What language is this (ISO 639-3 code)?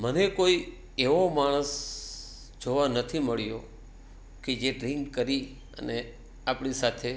guj